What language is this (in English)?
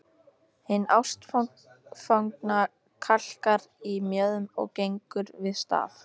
Icelandic